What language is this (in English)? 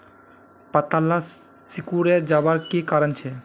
Magahi